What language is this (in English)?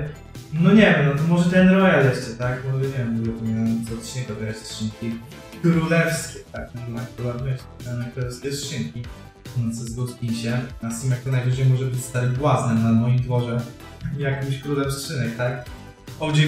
Polish